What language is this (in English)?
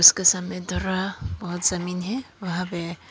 Hindi